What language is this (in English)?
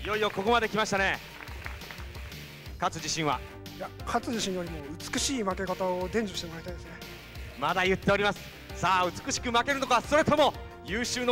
Japanese